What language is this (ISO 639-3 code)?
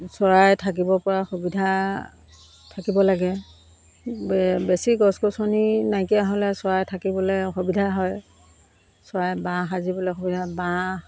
asm